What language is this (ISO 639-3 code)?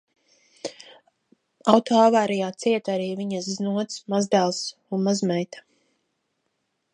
lav